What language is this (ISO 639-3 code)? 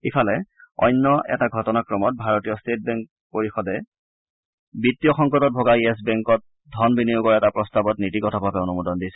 asm